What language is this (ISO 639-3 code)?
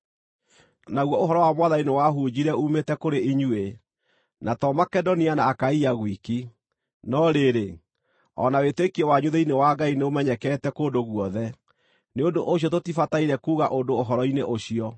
kik